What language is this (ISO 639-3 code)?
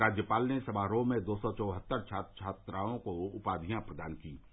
hin